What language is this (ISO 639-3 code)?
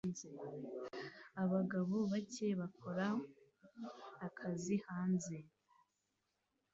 kin